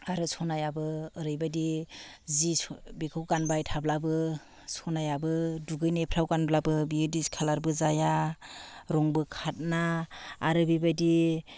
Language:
Bodo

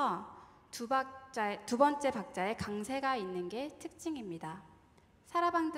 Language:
Korean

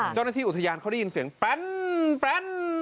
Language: Thai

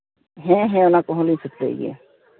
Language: Santali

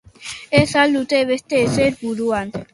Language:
Basque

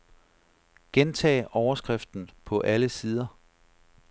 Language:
Danish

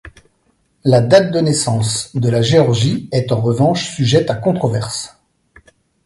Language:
French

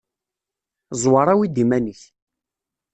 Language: Kabyle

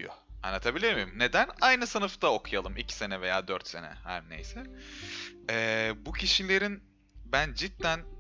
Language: Turkish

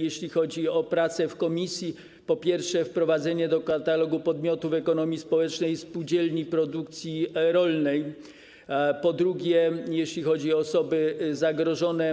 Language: Polish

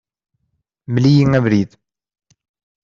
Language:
Kabyle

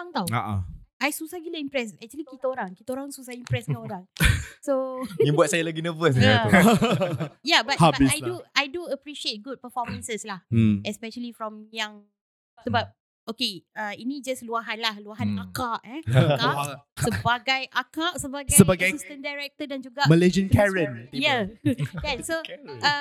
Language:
Malay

